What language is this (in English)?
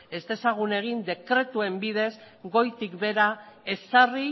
Basque